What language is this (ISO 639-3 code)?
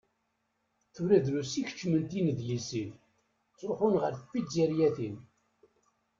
kab